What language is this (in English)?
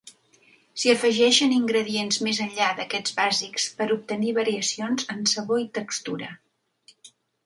Catalan